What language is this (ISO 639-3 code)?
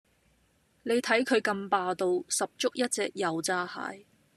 yue